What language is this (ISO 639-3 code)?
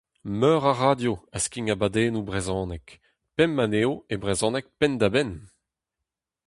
bre